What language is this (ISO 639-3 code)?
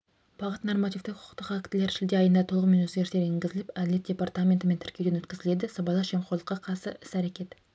kaz